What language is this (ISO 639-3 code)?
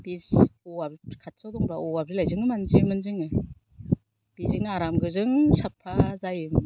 brx